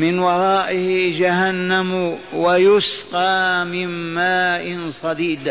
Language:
Arabic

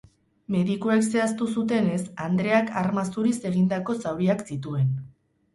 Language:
Basque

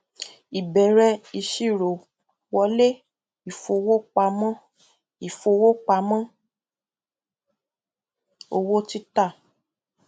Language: Yoruba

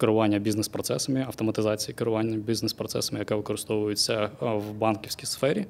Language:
Ukrainian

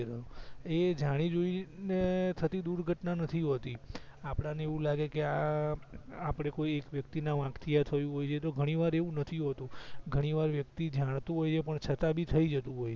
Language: Gujarati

